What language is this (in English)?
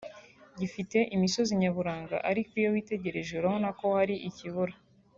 Kinyarwanda